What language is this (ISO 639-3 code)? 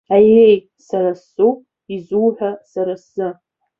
abk